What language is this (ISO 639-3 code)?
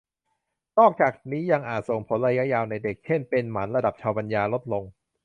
tha